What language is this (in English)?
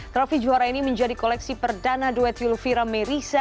Indonesian